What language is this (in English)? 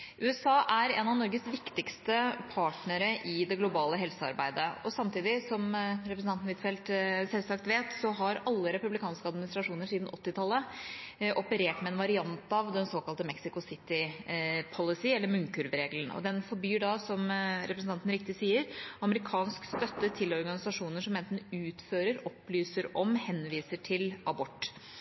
Norwegian Bokmål